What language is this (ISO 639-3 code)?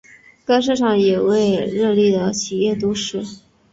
zho